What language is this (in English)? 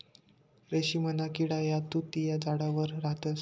Marathi